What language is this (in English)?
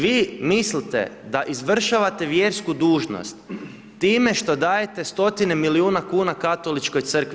Croatian